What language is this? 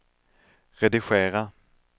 Swedish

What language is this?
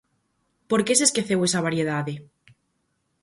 Galician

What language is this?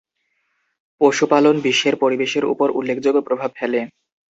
Bangla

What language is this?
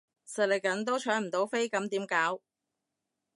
Cantonese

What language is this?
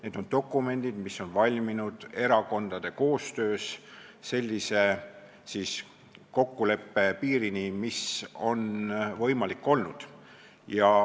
Estonian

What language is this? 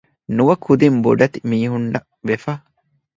Divehi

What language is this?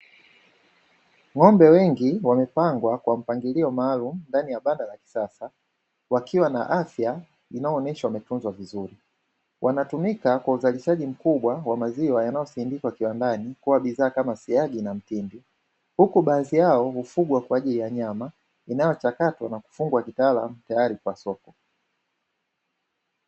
Swahili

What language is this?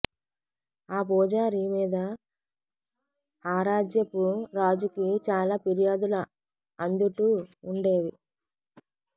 Telugu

